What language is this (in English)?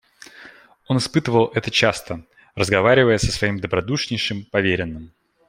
Russian